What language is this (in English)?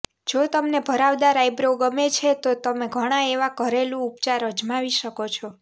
Gujarati